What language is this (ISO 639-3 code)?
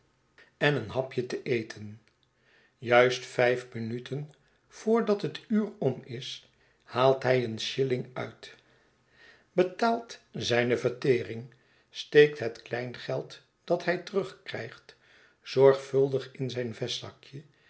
nld